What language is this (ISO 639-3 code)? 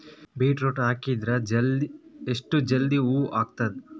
kan